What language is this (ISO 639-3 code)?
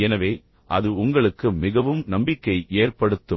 tam